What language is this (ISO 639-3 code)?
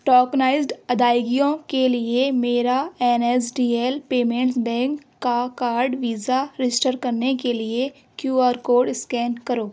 urd